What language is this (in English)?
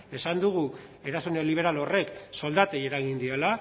Basque